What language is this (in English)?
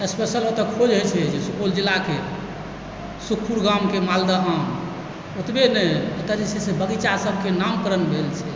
Maithili